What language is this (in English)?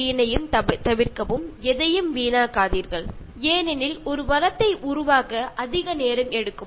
Malayalam